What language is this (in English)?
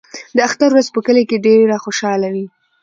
Pashto